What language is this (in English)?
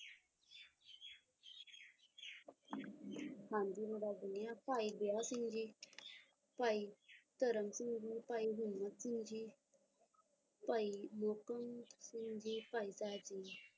Punjabi